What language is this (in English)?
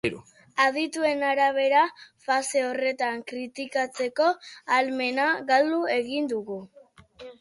Basque